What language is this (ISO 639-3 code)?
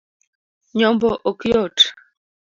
luo